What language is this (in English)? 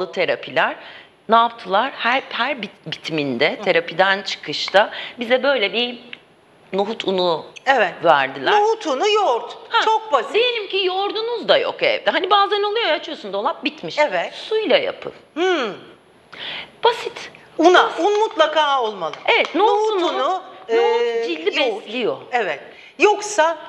Turkish